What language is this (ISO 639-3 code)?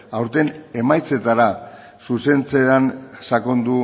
eus